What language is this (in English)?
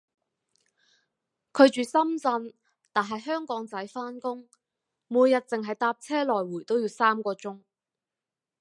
Cantonese